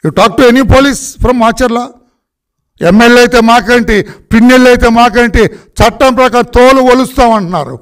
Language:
Telugu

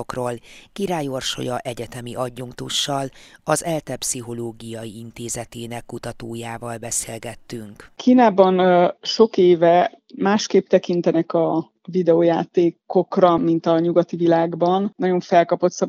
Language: Hungarian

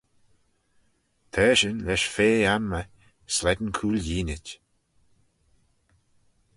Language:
Manx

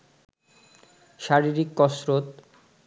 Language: Bangla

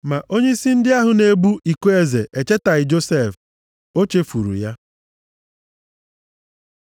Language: Igbo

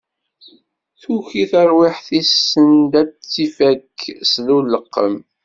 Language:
Kabyle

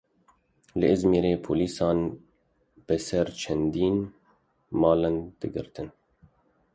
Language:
Kurdish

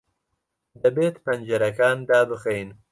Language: Central Kurdish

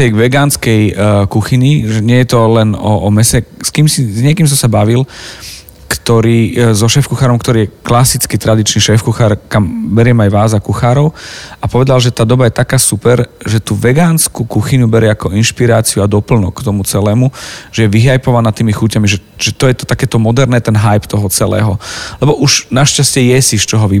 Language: Slovak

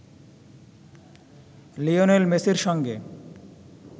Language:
Bangla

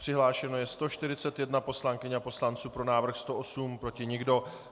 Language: Czech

